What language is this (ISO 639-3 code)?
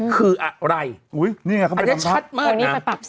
tha